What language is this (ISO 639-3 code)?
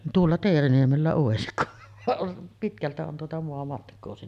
fin